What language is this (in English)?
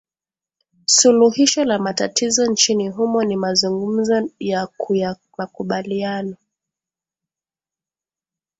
Swahili